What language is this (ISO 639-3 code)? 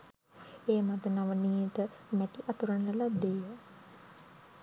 sin